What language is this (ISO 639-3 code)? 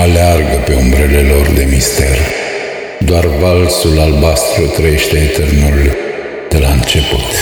ron